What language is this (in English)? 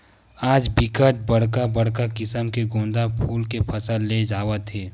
Chhattisgarhi